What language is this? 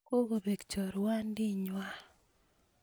Kalenjin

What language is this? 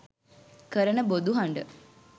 Sinhala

